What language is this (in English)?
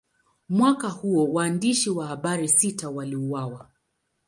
Swahili